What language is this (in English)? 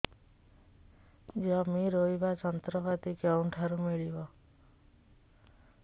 Odia